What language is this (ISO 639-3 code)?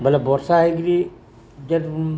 ori